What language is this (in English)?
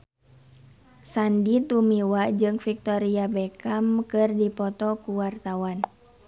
Sundanese